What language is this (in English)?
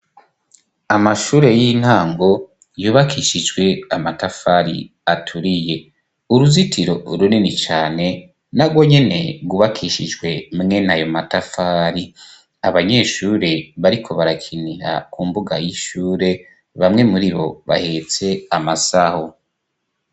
Rundi